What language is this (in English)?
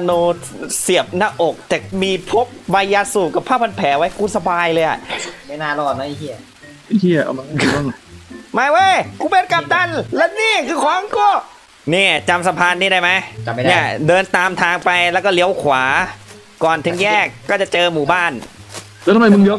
Thai